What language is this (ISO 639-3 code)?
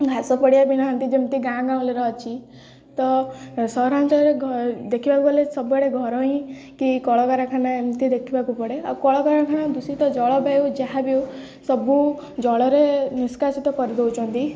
ori